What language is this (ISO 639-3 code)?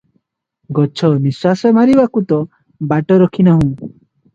ori